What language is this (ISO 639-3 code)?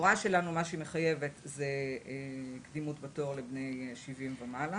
heb